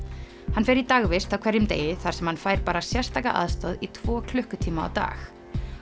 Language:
Icelandic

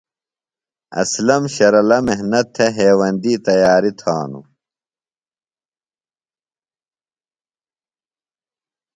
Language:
Phalura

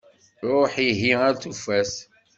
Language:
Kabyle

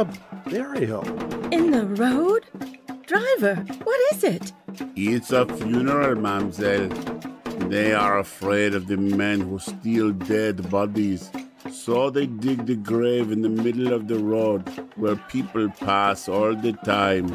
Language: English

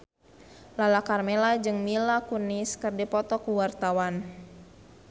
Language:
Sundanese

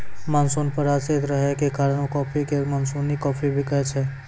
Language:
Maithili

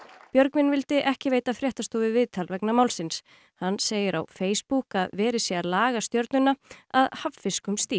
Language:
Icelandic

